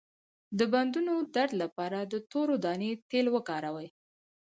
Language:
Pashto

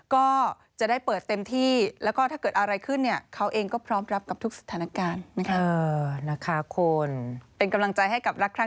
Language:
Thai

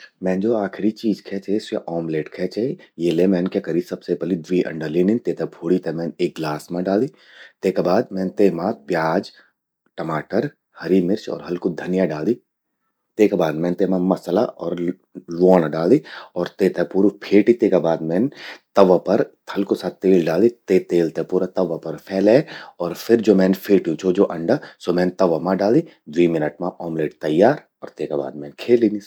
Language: Garhwali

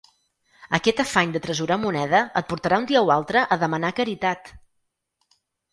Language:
Catalan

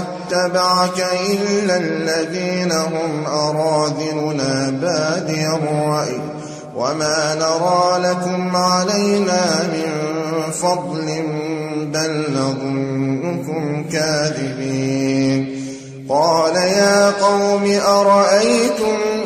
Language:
Arabic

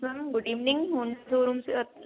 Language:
Hindi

